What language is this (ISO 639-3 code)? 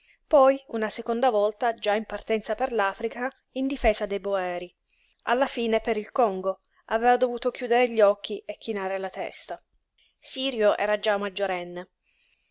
ita